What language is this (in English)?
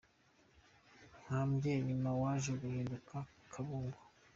Kinyarwanda